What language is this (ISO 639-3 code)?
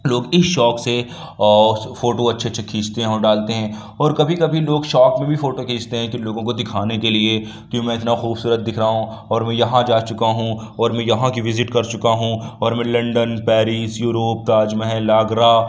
urd